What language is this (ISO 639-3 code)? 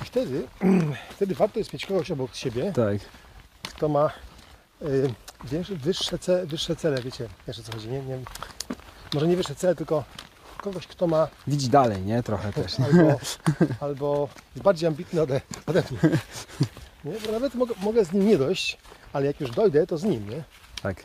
pol